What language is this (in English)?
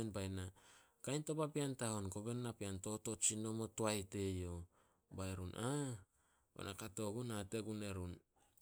Solos